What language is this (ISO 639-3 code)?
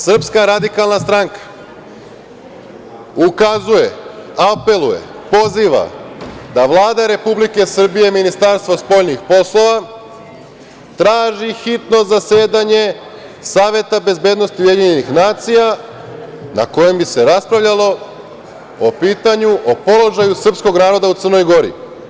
srp